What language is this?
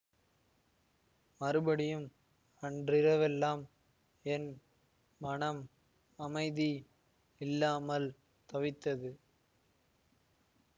Tamil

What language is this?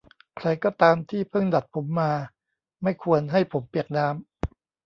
Thai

